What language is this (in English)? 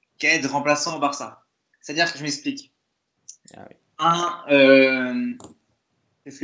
French